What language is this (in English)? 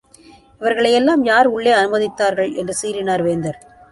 Tamil